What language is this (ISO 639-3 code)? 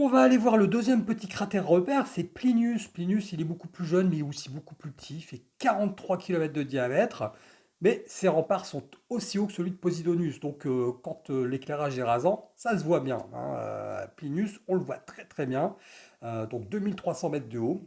fra